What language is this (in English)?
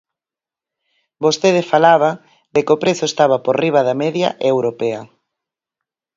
Galician